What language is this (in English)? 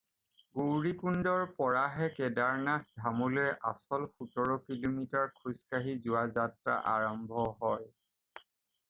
Assamese